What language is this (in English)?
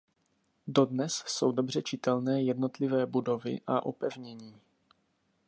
Czech